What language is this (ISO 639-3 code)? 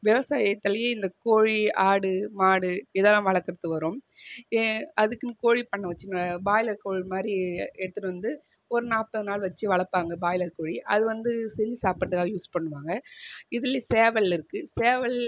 tam